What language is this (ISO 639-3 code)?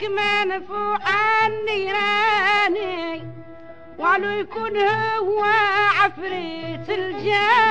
ara